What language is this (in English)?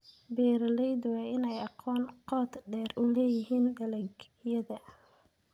Somali